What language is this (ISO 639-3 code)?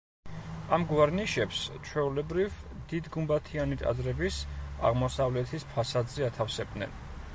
kat